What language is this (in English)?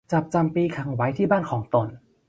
Thai